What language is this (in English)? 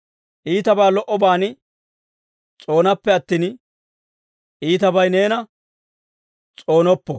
Dawro